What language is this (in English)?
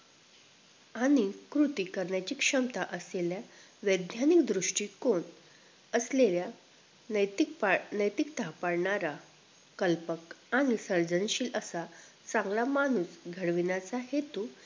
Marathi